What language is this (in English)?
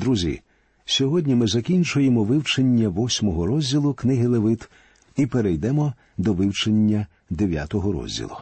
Ukrainian